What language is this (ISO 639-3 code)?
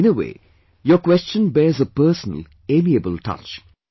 eng